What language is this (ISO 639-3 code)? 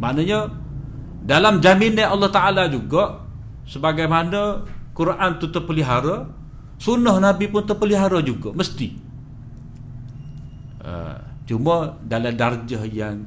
msa